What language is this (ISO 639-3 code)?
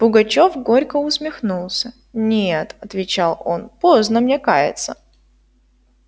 rus